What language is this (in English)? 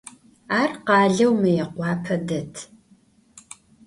Adyghe